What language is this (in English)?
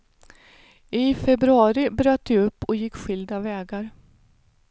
Swedish